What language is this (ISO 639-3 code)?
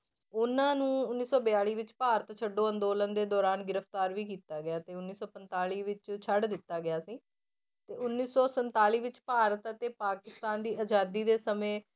pan